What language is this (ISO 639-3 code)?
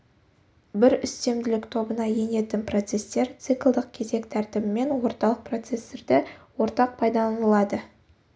kaz